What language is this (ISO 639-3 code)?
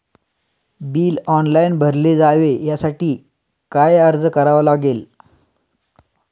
mar